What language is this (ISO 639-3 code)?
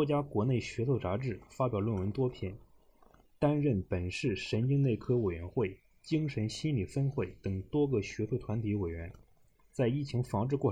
zho